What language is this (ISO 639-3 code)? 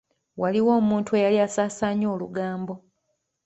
lug